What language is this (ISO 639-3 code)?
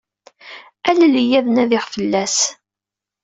kab